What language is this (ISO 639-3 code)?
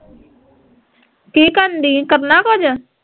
pan